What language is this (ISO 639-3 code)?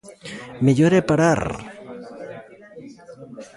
glg